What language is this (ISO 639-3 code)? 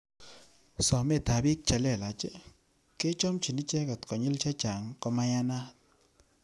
kln